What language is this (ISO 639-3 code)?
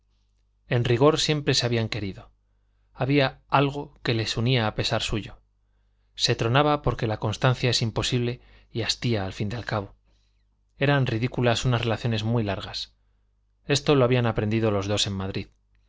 spa